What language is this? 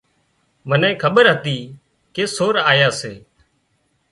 Wadiyara Koli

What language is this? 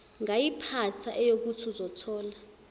Zulu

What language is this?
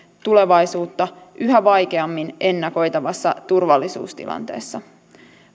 Finnish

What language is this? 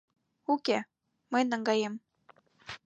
Mari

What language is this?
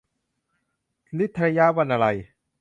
Thai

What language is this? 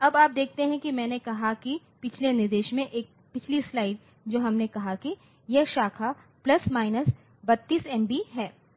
Hindi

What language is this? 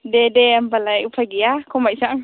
Bodo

